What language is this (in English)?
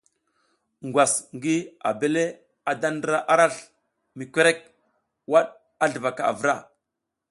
South Giziga